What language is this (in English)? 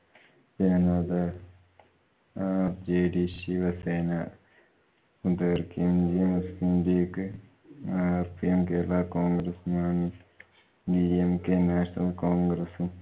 Malayalam